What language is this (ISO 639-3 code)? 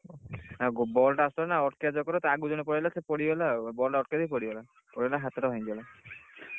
ori